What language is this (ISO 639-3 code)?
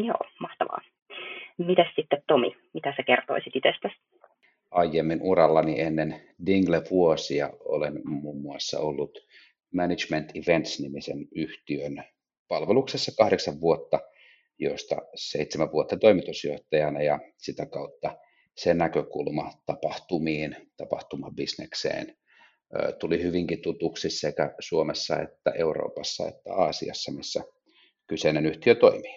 fin